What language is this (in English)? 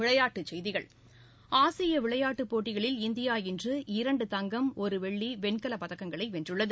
Tamil